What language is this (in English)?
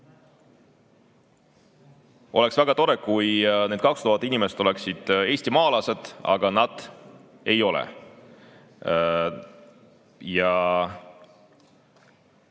Estonian